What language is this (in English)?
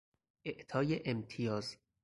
Persian